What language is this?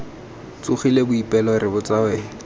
Tswana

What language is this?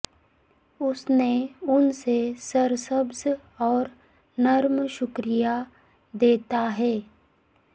Urdu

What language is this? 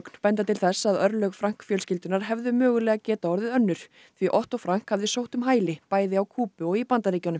Icelandic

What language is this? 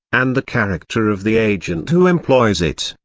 English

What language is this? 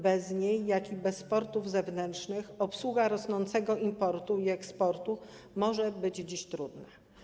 Polish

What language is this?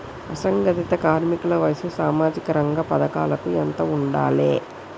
Telugu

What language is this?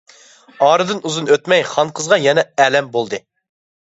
Uyghur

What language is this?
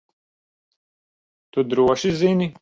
Latvian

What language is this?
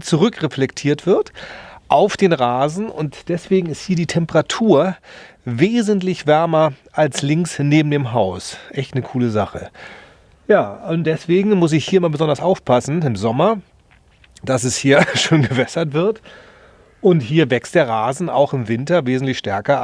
German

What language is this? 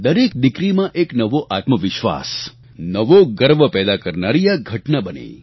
Gujarati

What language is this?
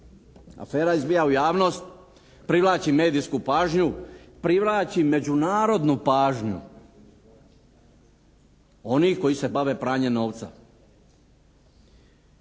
Croatian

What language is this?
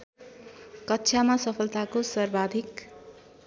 Nepali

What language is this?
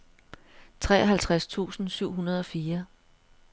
Danish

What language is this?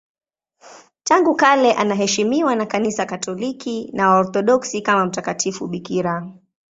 Swahili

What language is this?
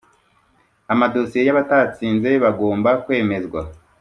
Kinyarwanda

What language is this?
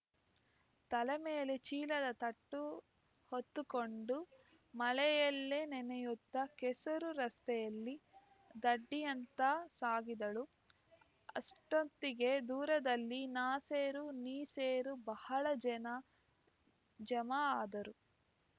Kannada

